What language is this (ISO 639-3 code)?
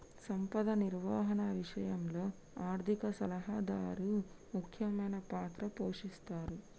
tel